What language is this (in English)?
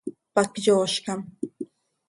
Seri